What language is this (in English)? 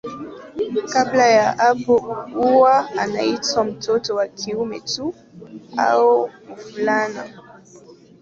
Swahili